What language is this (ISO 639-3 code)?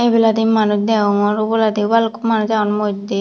ccp